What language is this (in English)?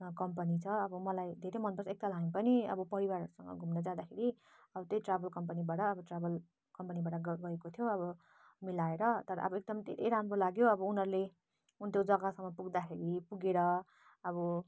Nepali